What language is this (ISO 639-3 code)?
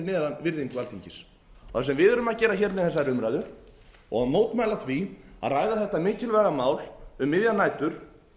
isl